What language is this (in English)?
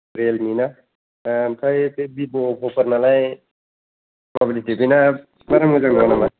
Bodo